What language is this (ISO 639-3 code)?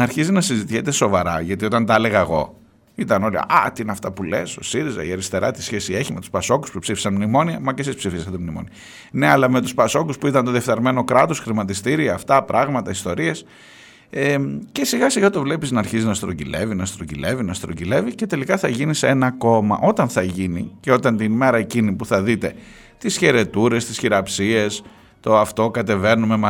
ell